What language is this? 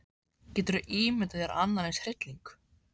Icelandic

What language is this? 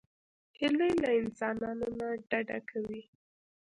Pashto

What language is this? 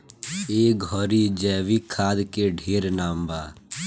Bhojpuri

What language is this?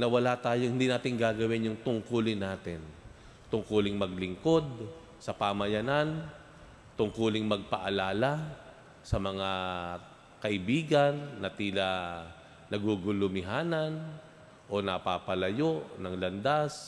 Filipino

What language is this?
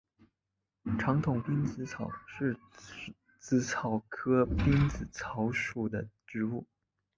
Chinese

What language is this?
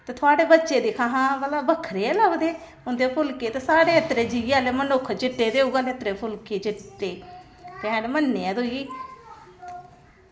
Dogri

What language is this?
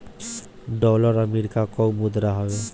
Bhojpuri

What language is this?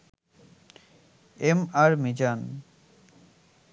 Bangla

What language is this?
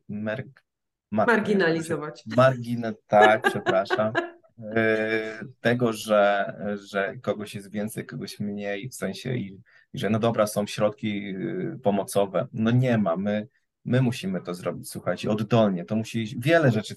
Polish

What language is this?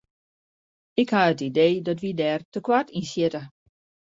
Western Frisian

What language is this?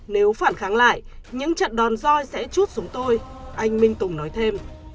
Vietnamese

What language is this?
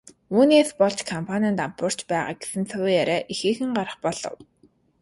Mongolian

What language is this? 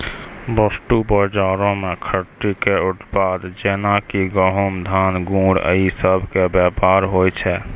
Maithili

